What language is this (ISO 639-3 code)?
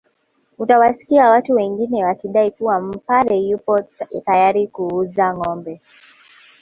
swa